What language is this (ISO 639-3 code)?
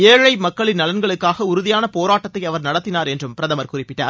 tam